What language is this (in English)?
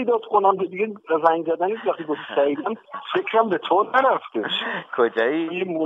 Persian